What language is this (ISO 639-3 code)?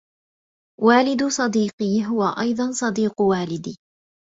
ara